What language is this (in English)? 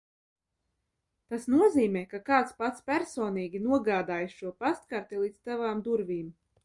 Latvian